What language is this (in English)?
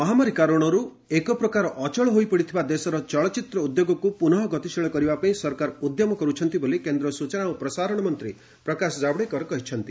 Odia